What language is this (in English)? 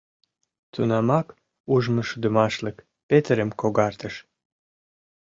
Mari